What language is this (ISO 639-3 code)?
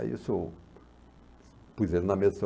por